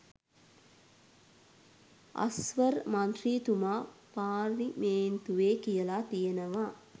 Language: Sinhala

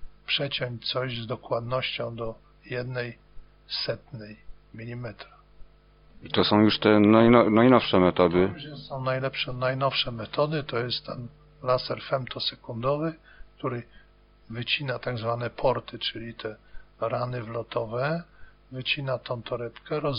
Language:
Polish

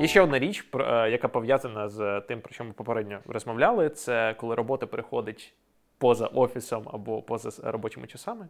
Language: Ukrainian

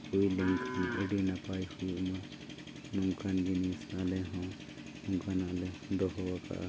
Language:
Santali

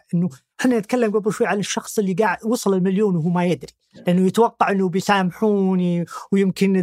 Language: Arabic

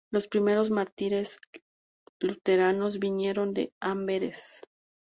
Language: Spanish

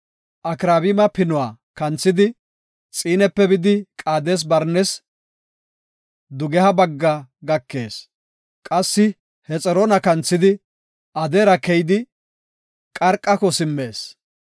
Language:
Gofa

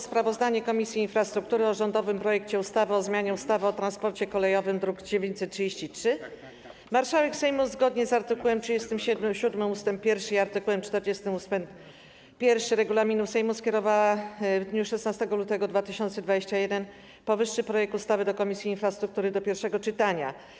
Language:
Polish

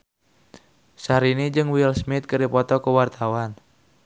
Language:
Sundanese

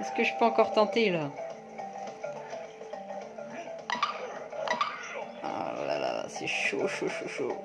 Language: French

